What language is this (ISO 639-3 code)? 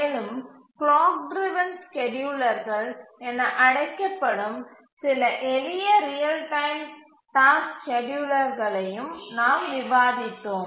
tam